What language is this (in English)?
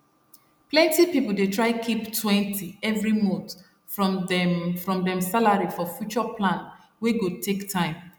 Nigerian Pidgin